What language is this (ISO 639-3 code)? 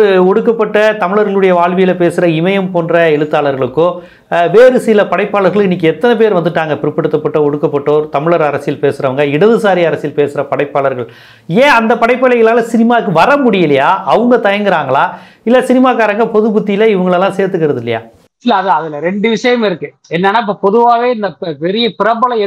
tam